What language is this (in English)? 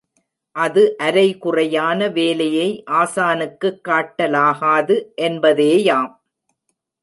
Tamil